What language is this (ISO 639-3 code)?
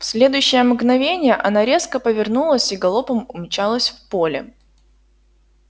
rus